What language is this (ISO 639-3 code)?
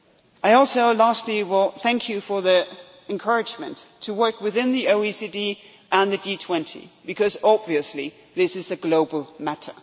eng